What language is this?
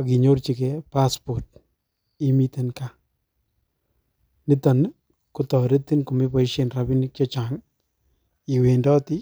Kalenjin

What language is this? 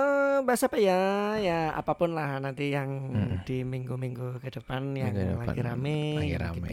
Indonesian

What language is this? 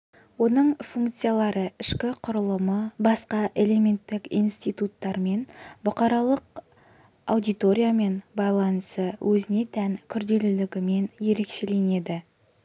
Kazakh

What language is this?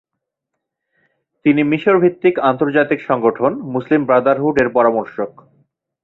Bangla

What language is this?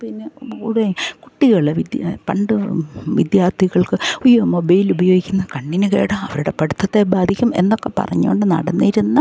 Malayalam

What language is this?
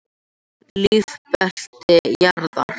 Icelandic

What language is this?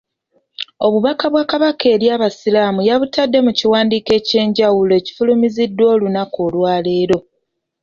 Ganda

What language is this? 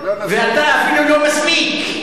Hebrew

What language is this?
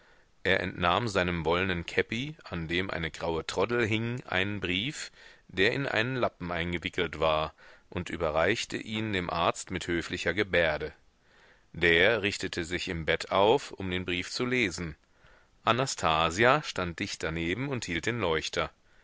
German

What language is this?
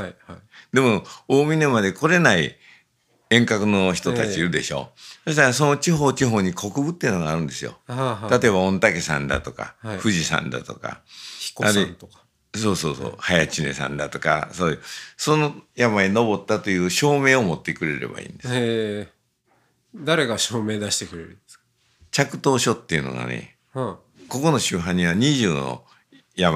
Japanese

